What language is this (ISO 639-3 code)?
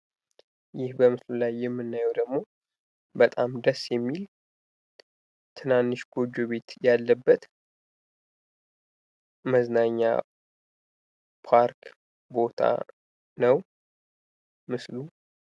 amh